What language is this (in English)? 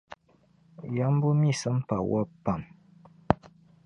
Dagbani